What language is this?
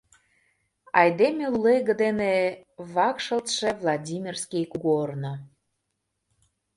Mari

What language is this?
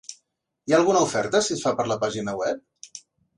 Catalan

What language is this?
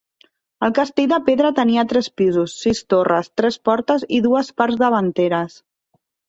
Catalan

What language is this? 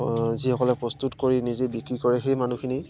Assamese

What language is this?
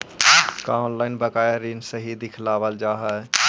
Magahi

